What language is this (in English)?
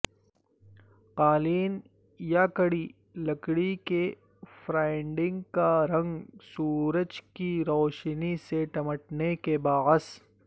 Urdu